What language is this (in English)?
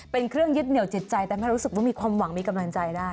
Thai